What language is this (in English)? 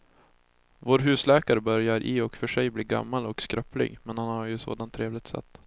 Swedish